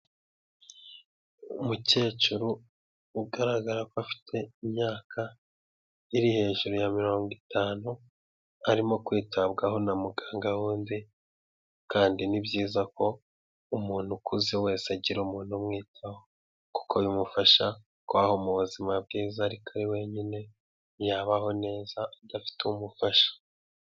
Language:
Kinyarwanda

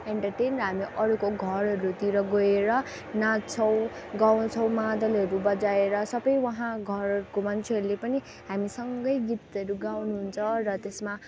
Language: Nepali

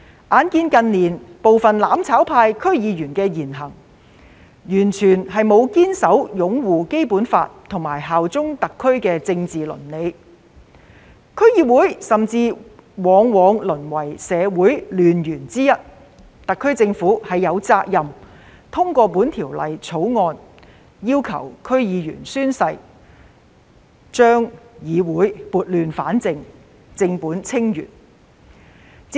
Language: Cantonese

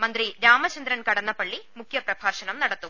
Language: Malayalam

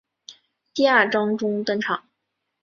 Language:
Chinese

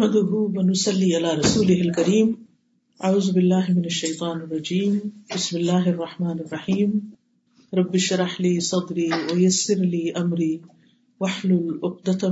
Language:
Urdu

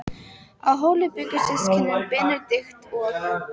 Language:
Icelandic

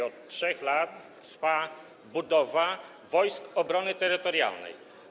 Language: Polish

